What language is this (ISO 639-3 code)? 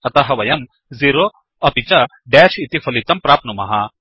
san